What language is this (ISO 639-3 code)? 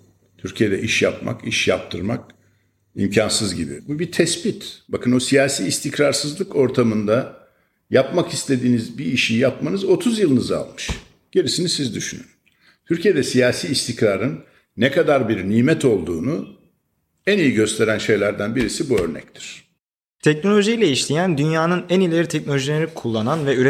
tur